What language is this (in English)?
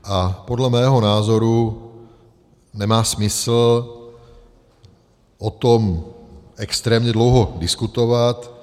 Czech